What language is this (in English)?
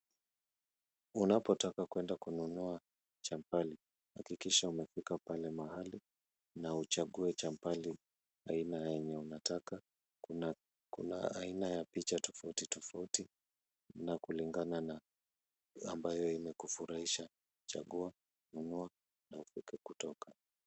Swahili